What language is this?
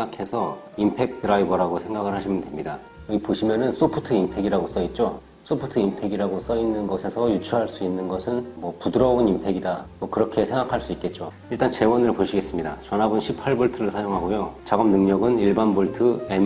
Korean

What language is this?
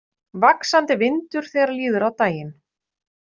Icelandic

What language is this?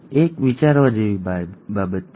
Gujarati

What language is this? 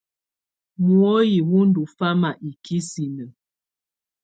Tunen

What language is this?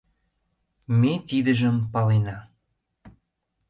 Mari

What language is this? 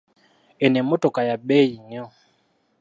Ganda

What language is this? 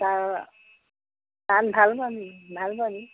Assamese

